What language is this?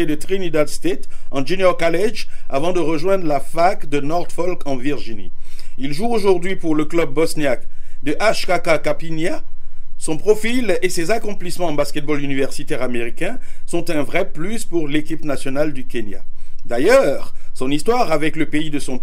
French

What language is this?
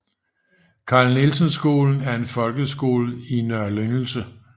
Danish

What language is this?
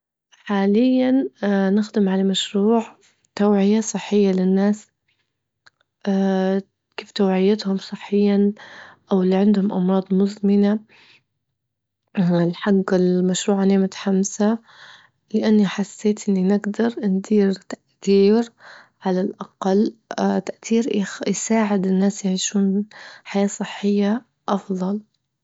Libyan Arabic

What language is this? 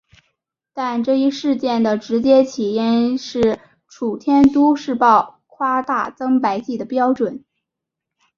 Chinese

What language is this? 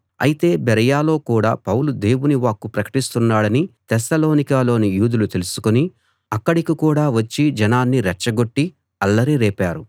Telugu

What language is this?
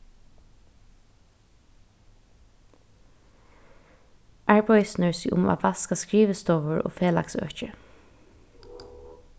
Faroese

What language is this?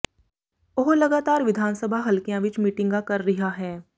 Punjabi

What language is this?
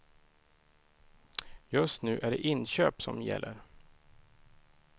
Swedish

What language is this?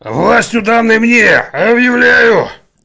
Russian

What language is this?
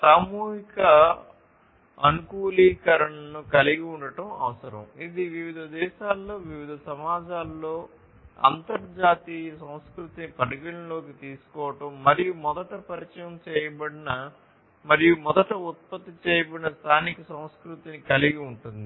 Telugu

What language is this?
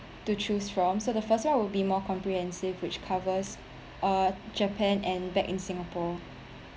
English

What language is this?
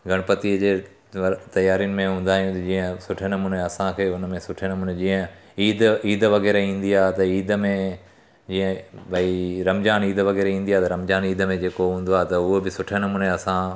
Sindhi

